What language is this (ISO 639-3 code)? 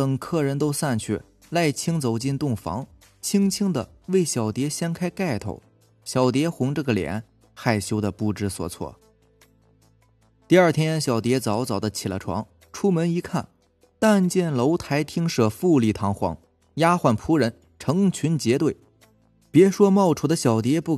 zho